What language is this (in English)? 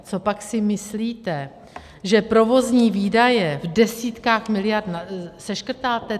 Czech